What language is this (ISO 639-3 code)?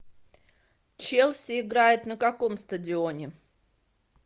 rus